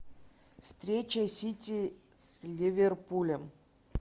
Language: Russian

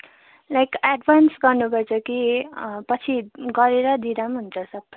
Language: Nepali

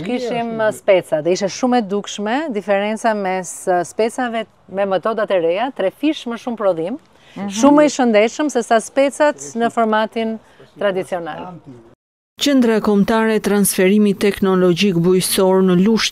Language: Romanian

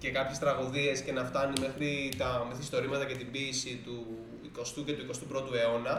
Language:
Greek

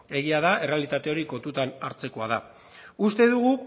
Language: Basque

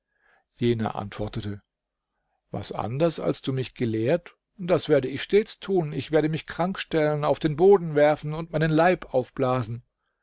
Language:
German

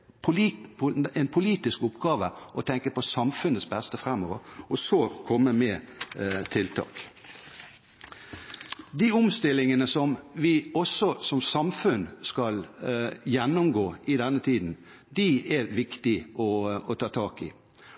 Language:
Norwegian Bokmål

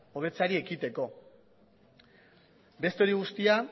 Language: Basque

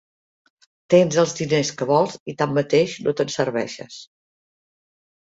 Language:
Catalan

